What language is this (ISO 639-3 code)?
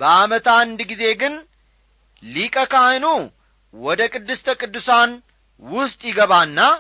amh